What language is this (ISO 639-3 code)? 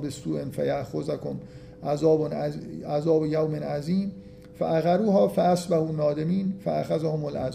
fas